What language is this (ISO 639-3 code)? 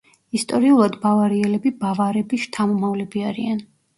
kat